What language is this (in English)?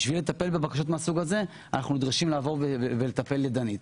Hebrew